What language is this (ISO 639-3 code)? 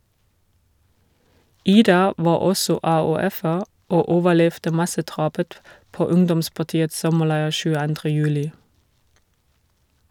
nor